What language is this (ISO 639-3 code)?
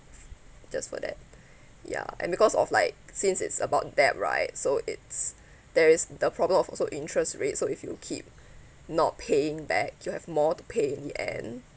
eng